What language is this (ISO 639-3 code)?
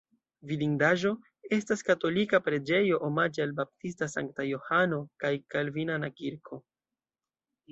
epo